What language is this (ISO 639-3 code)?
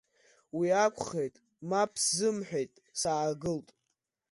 abk